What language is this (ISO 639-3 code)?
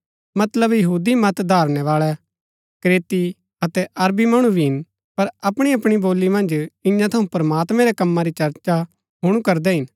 gbk